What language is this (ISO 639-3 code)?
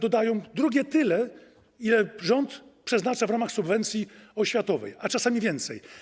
pol